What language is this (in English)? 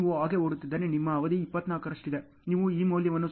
Kannada